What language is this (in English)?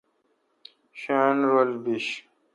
Kalkoti